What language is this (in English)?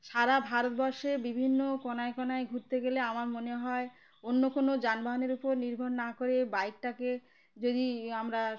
Bangla